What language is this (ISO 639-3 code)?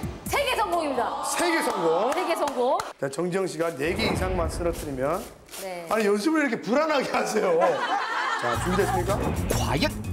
kor